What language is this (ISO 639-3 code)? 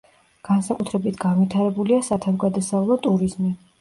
kat